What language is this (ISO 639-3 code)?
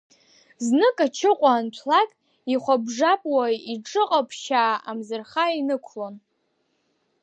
abk